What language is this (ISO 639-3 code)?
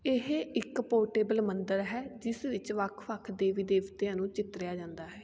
pan